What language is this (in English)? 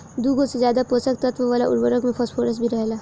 Bhojpuri